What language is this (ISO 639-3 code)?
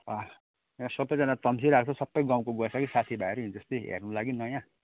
nep